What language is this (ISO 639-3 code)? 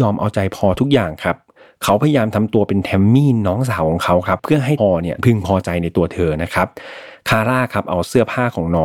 tha